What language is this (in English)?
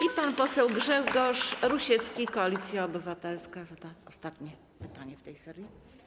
Polish